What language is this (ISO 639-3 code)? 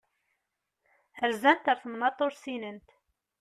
kab